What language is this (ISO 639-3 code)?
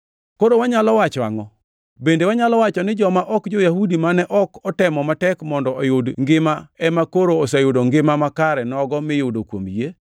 luo